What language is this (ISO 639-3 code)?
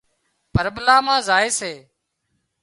kxp